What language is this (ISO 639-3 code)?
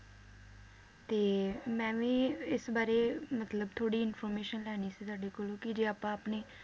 pan